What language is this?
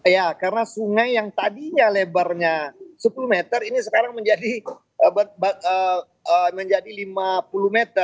Indonesian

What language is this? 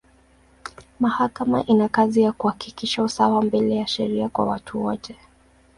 Swahili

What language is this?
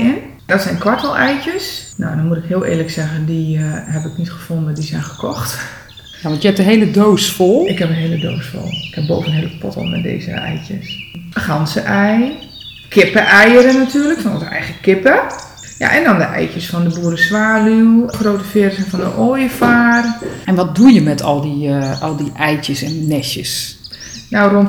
Dutch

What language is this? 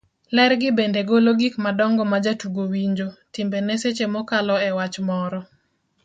Luo (Kenya and Tanzania)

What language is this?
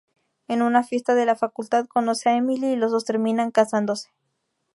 Spanish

